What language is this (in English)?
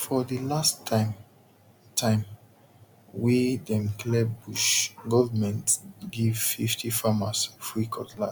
Nigerian Pidgin